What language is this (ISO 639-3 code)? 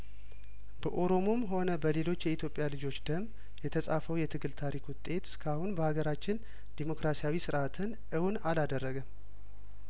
amh